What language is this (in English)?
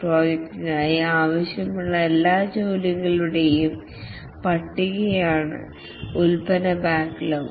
Malayalam